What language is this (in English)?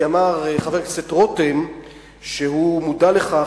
Hebrew